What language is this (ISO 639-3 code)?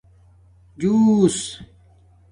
dmk